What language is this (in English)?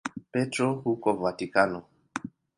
Swahili